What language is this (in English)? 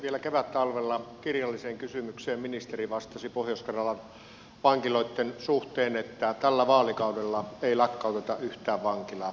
Finnish